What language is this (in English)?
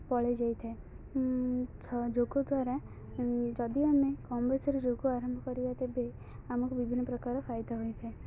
Odia